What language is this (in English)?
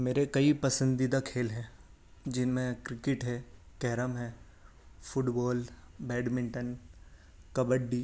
Urdu